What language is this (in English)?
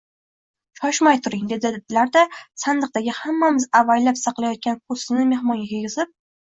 Uzbek